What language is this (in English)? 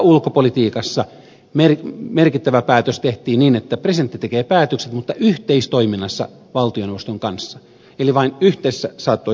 Finnish